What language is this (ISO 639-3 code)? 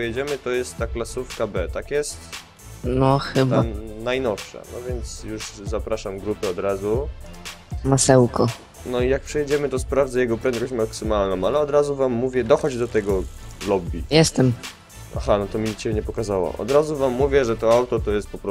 pol